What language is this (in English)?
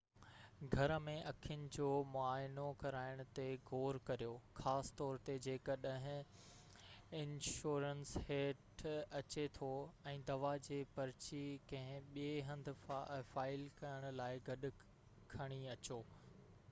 Sindhi